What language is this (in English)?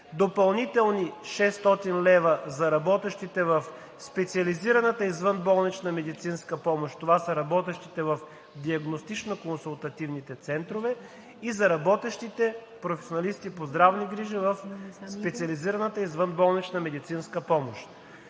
Bulgarian